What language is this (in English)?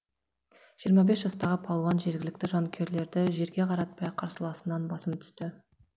Kazakh